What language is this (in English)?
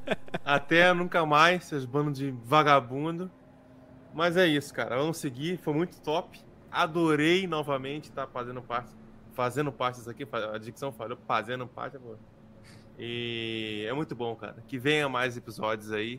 Portuguese